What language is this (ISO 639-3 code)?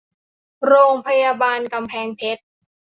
tha